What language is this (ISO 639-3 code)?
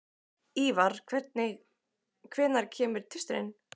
isl